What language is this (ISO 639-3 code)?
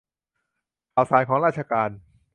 tha